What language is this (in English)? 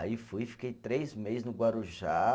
Portuguese